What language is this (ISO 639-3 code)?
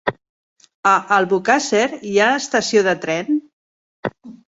cat